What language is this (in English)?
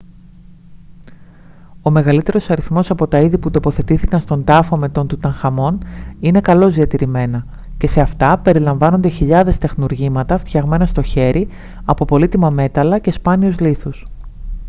Greek